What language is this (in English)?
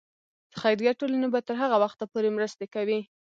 Pashto